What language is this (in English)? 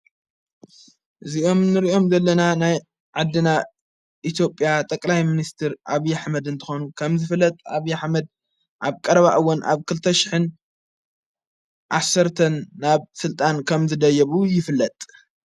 Tigrinya